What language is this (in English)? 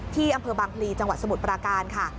Thai